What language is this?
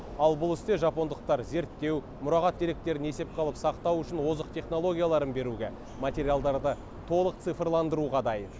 Kazakh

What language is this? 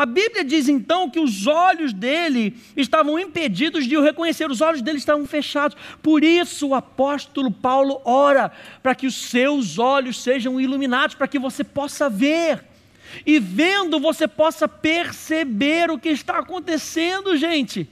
Portuguese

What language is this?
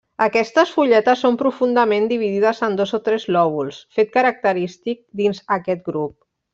Catalan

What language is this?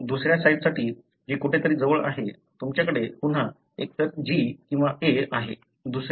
Marathi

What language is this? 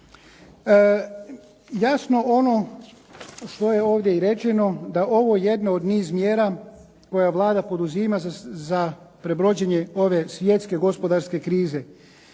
Croatian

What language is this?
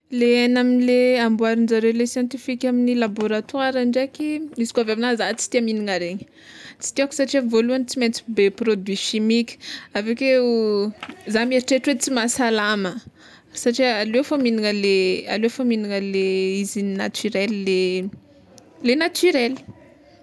Tsimihety Malagasy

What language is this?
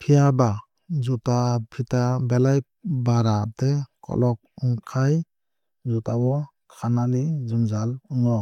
Kok Borok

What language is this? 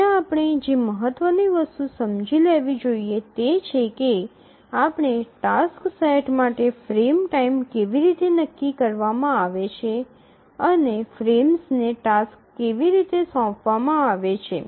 Gujarati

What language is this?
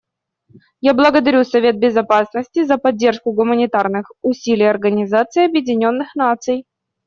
Russian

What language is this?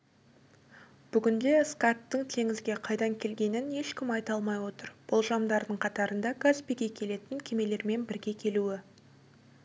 Kazakh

